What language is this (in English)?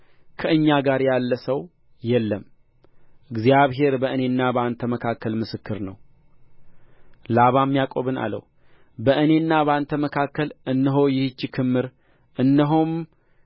Amharic